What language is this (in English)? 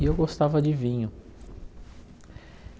Portuguese